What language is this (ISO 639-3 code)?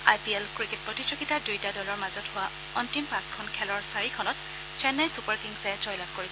asm